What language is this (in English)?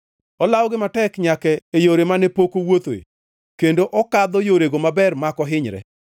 Luo (Kenya and Tanzania)